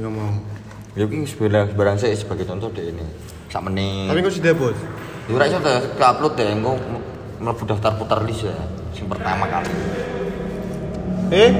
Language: Malay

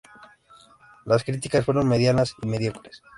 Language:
Spanish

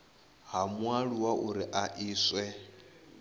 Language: Venda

